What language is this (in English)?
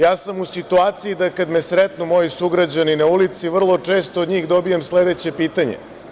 Serbian